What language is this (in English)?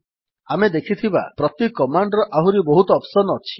Odia